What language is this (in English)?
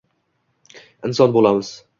Uzbek